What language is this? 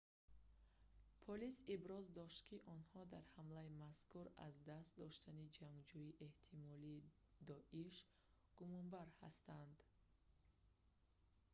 Tajik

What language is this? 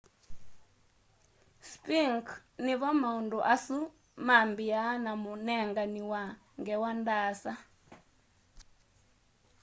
Kamba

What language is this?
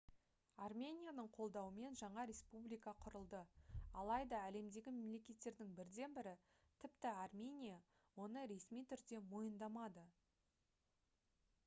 Kazakh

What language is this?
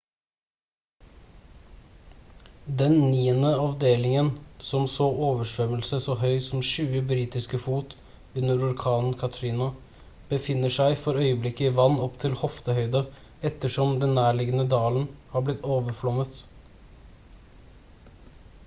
Norwegian Bokmål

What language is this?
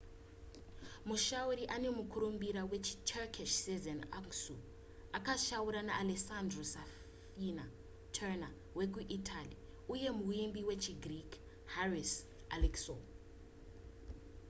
Shona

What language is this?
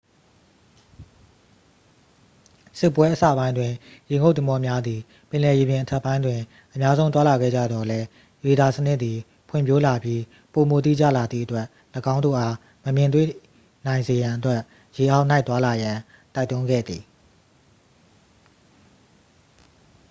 Burmese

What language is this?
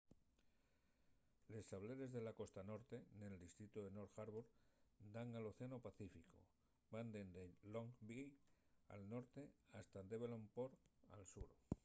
Asturian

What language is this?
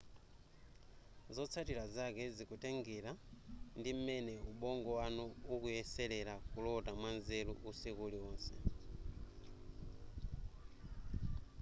Nyanja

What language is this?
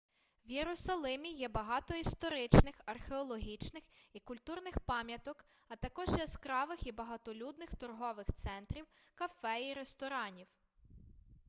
Ukrainian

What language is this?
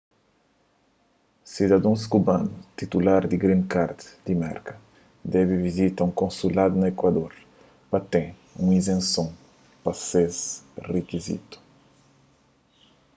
Kabuverdianu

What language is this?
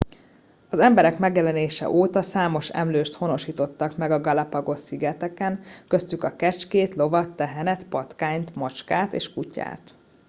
Hungarian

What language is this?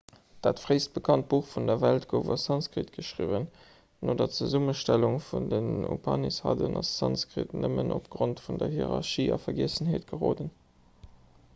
Luxembourgish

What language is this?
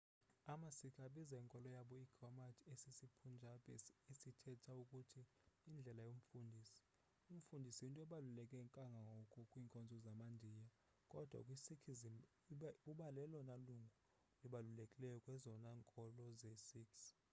Xhosa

